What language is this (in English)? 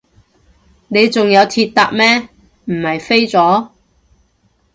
Cantonese